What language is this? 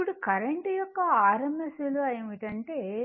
Telugu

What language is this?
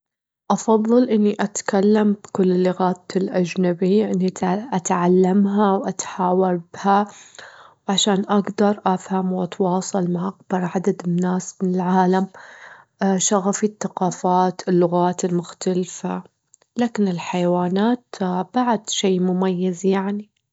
Gulf Arabic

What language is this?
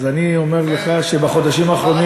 Hebrew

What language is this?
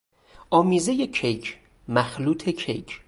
Persian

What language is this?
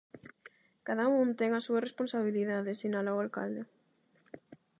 Galician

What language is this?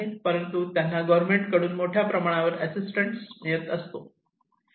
Marathi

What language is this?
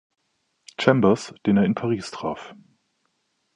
German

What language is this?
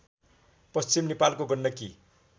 Nepali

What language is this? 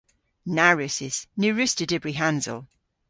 Cornish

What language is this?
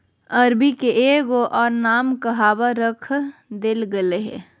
Magahi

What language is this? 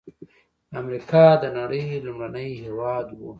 Pashto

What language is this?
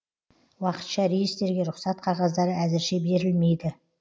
Kazakh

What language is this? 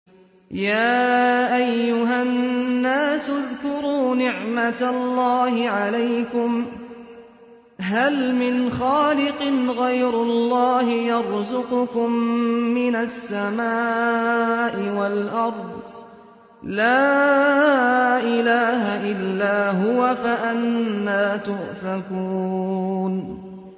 Arabic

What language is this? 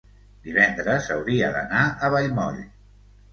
Catalan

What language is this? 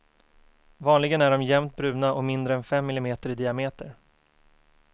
Swedish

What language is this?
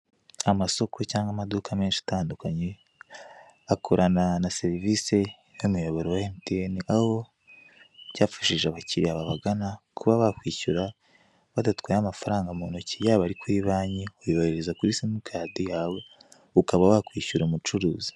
Kinyarwanda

